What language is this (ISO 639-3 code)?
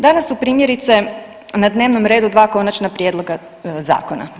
hrv